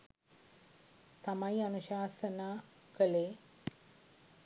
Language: Sinhala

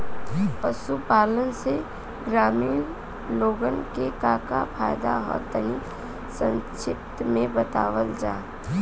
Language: Bhojpuri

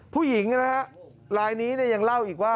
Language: Thai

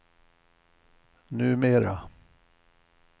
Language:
Swedish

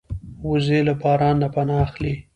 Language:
Pashto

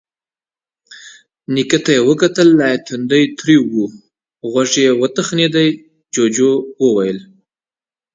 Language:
Pashto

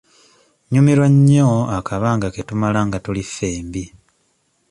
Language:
Ganda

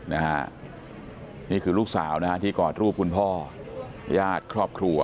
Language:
Thai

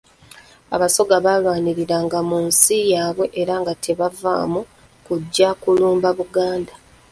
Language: Ganda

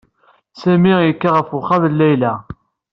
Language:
Kabyle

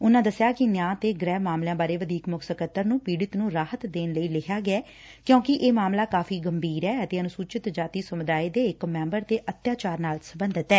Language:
Punjabi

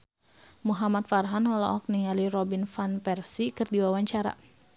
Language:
Sundanese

